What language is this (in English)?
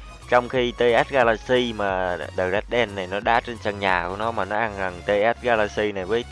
Vietnamese